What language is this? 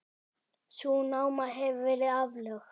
Icelandic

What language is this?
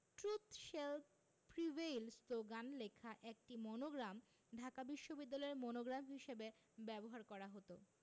Bangla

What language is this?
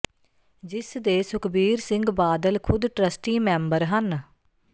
Punjabi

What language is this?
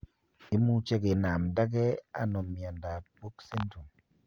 Kalenjin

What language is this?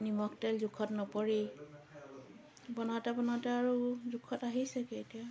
Assamese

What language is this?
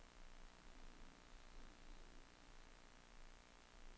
Swedish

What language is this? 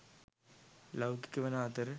Sinhala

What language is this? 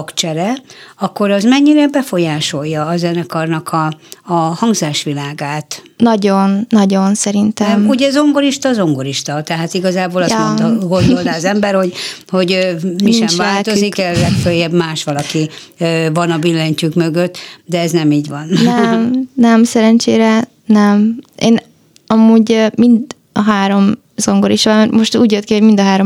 Hungarian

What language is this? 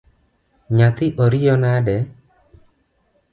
Luo (Kenya and Tanzania)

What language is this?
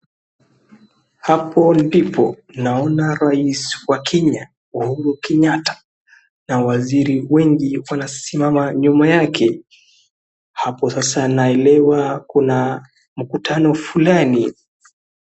Swahili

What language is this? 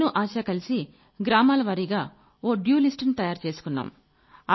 Telugu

